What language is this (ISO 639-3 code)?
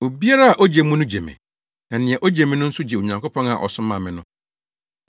aka